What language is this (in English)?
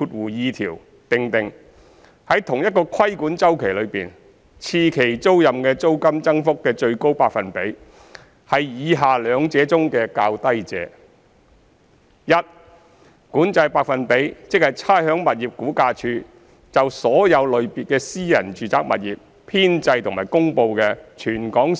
Cantonese